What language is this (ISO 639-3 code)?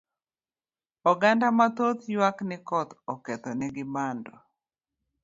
luo